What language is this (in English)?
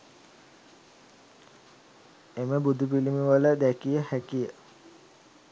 Sinhala